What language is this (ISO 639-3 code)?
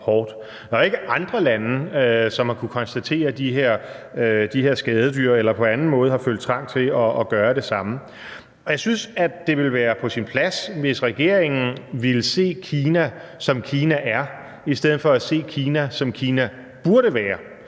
dan